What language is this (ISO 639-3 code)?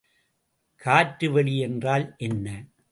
tam